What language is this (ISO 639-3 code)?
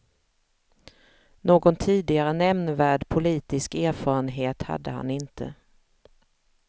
swe